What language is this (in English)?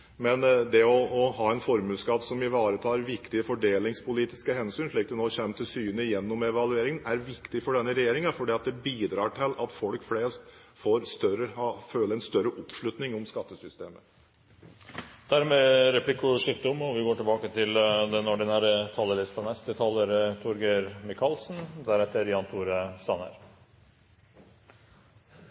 Norwegian